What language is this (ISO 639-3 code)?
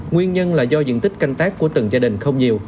vie